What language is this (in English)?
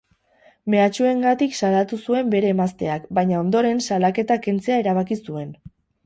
Basque